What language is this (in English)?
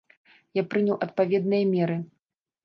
Belarusian